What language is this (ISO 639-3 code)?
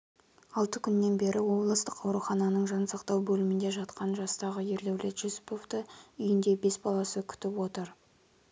kaz